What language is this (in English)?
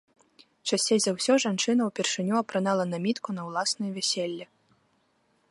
Belarusian